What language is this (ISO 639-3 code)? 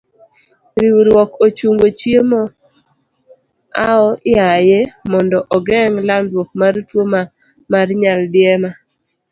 luo